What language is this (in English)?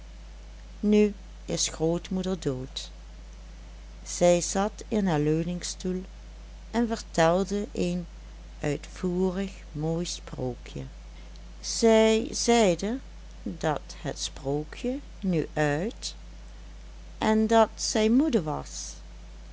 Dutch